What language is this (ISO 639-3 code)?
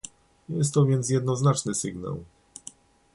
pol